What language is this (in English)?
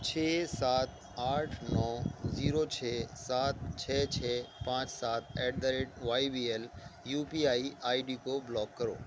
Urdu